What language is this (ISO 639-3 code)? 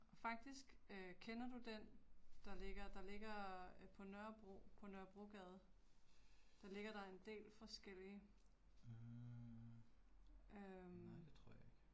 dan